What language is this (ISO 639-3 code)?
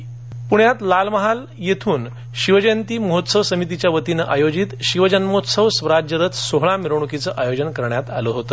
mar